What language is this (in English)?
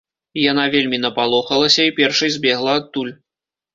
Belarusian